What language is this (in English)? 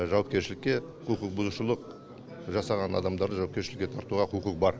Kazakh